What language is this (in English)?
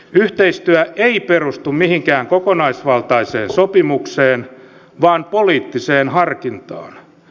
Finnish